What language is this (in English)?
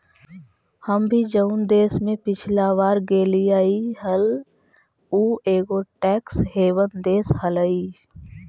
Magahi